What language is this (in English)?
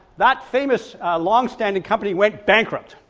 English